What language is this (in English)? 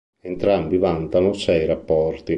Italian